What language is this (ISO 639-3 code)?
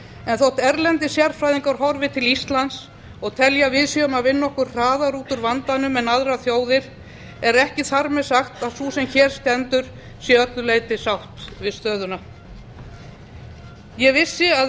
isl